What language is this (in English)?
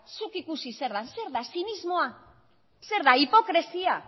Basque